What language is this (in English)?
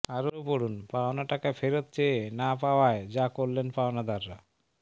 Bangla